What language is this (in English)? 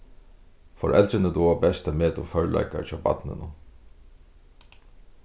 Faroese